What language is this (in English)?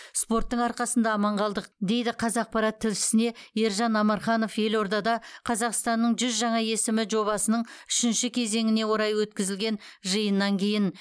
Kazakh